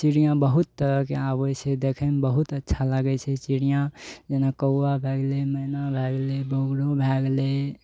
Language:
Maithili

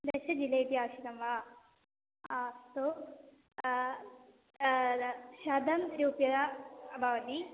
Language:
Sanskrit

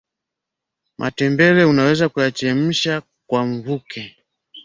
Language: Swahili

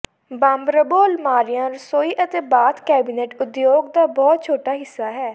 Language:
Punjabi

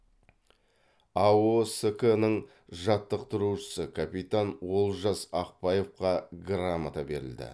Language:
Kazakh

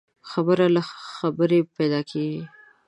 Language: Pashto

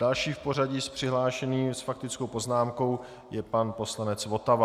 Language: Czech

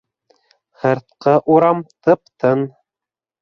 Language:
Bashkir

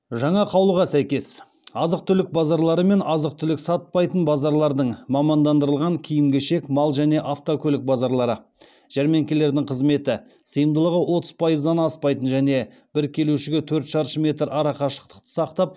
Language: Kazakh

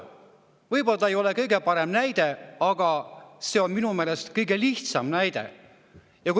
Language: Estonian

